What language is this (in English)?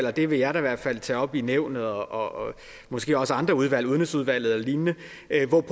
Danish